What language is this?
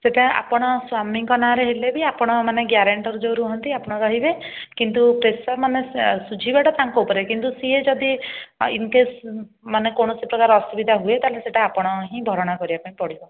Odia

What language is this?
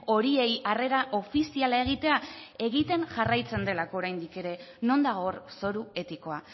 Basque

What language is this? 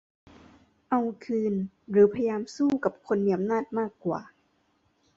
Thai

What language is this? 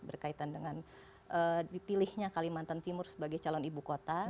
Indonesian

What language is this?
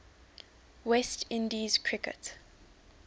English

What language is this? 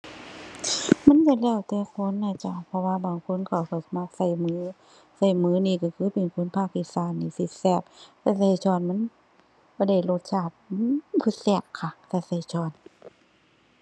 Thai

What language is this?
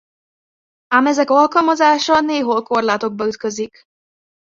Hungarian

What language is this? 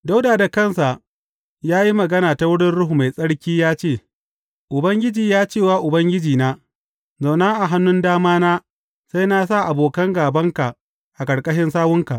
Hausa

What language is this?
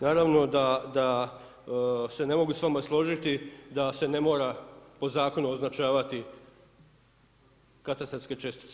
Croatian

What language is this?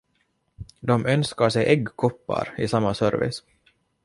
Swedish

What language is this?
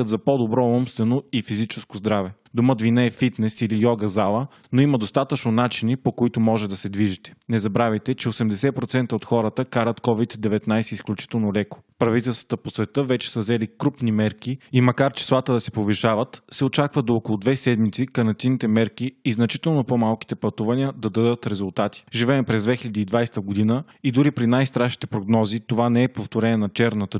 Bulgarian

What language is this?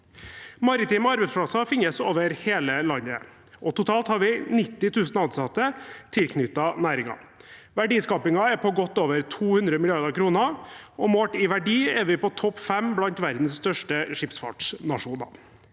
Norwegian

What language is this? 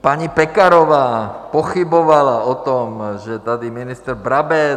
Czech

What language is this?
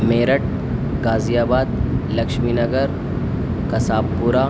Urdu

